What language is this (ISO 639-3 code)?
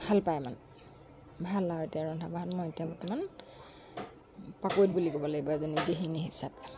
asm